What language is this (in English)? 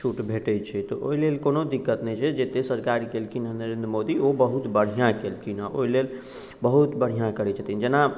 Maithili